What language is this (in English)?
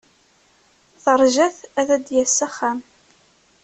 Kabyle